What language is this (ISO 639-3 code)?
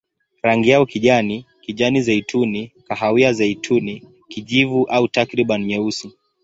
swa